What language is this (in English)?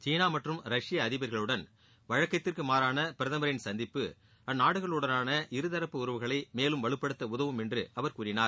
Tamil